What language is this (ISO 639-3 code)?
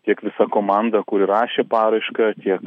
lit